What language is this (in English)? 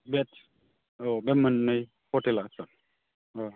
Bodo